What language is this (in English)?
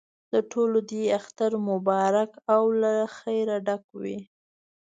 Pashto